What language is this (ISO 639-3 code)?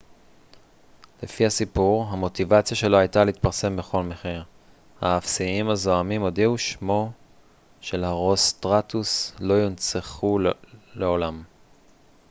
heb